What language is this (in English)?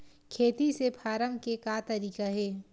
Chhattisgarhi